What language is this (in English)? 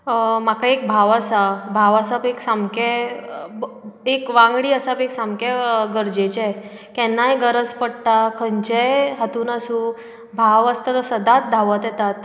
Konkani